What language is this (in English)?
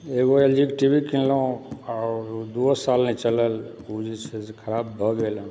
Maithili